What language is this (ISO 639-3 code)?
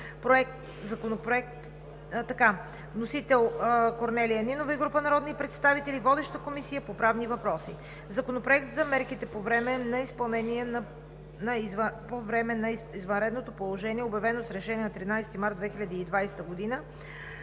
bul